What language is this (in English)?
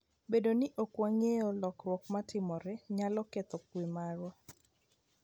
Luo (Kenya and Tanzania)